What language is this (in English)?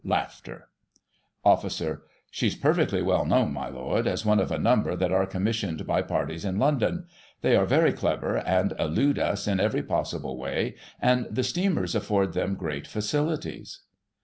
English